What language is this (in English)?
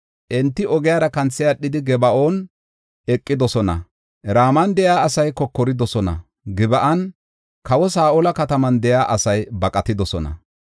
Gofa